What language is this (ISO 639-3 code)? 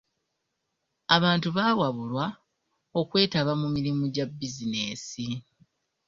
lug